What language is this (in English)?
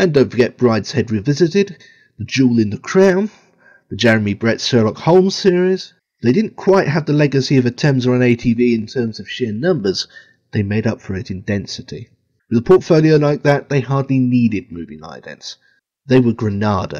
English